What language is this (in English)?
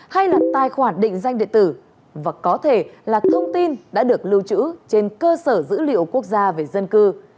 Vietnamese